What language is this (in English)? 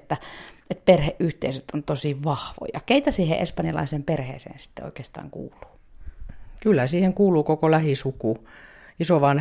Finnish